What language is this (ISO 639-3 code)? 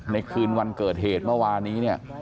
tha